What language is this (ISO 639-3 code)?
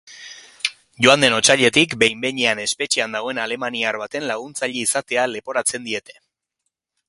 eus